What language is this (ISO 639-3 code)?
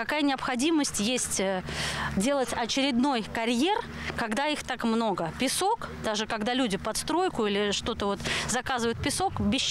rus